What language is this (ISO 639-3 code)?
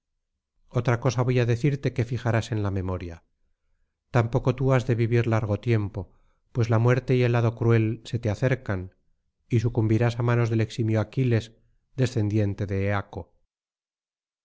spa